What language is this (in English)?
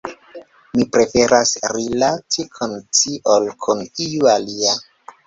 Esperanto